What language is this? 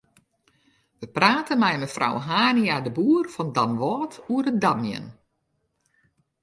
Western Frisian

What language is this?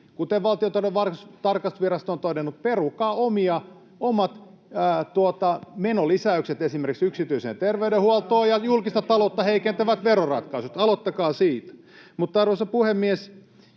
Finnish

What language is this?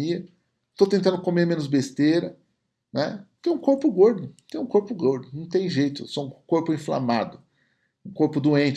Portuguese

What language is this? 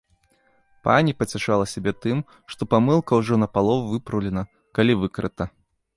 Belarusian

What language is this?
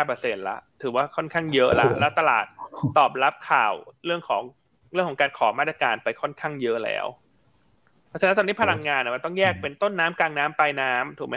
Thai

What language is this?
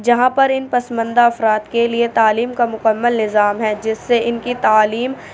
Urdu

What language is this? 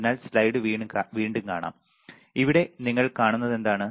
Malayalam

